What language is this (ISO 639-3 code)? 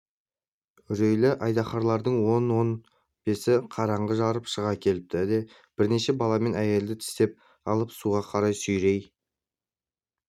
kaz